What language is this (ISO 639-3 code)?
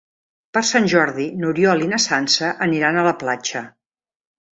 cat